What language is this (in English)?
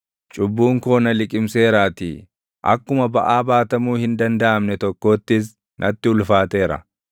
Oromo